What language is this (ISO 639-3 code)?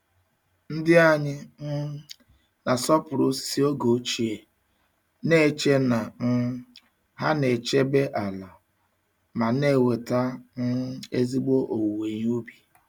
ibo